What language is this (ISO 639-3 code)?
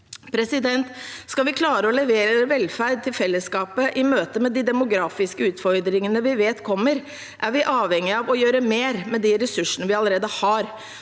nor